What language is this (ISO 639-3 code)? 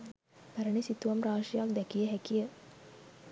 sin